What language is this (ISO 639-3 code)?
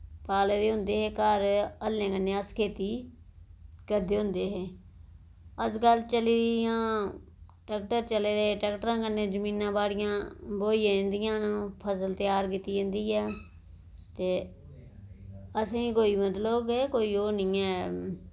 doi